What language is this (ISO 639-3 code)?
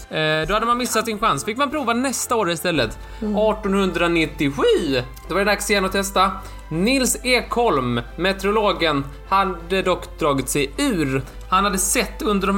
swe